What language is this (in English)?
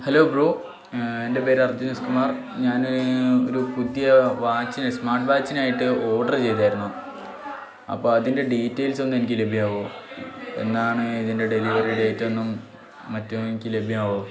Malayalam